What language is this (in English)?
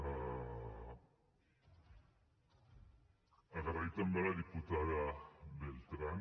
Catalan